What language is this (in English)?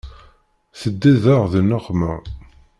Kabyle